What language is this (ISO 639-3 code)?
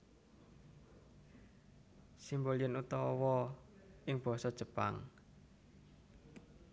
jav